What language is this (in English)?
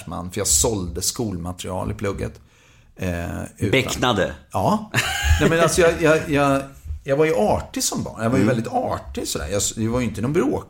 Swedish